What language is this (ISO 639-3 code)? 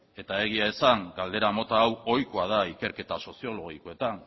eus